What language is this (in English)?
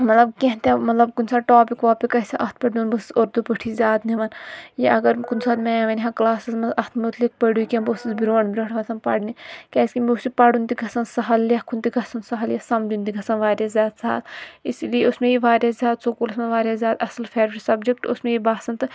Kashmiri